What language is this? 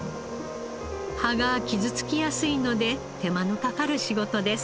Japanese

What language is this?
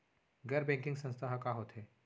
Chhattisgarhi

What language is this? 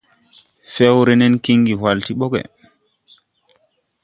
Tupuri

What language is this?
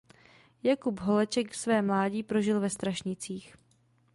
Czech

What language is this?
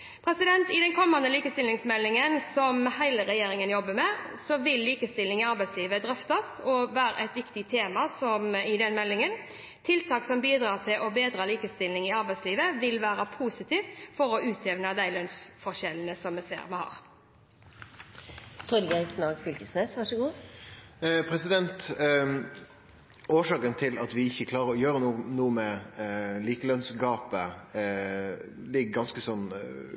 Norwegian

